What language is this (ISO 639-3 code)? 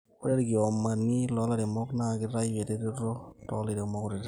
mas